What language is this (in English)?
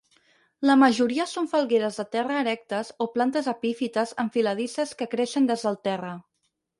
Catalan